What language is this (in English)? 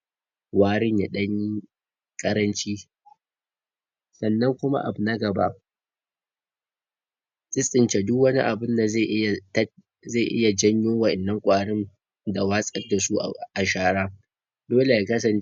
Hausa